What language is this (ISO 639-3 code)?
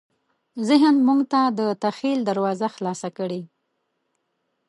pus